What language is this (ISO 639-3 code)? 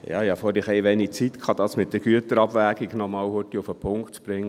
gsw